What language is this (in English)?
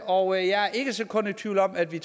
Danish